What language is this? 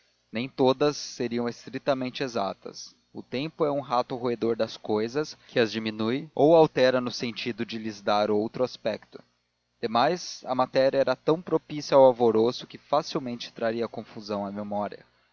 Portuguese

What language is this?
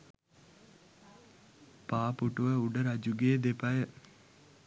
Sinhala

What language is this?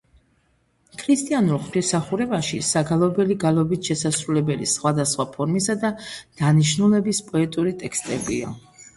Georgian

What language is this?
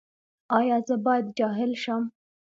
Pashto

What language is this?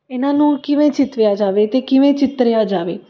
Punjabi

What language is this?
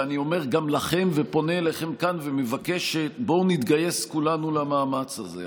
Hebrew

